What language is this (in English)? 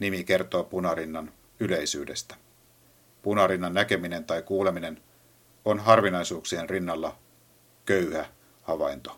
Finnish